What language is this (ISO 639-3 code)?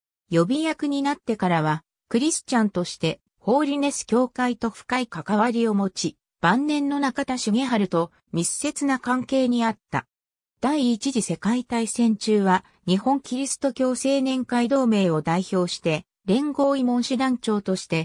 jpn